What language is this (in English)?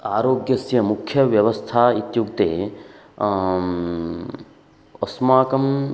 Sanskrit